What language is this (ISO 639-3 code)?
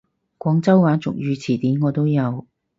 yue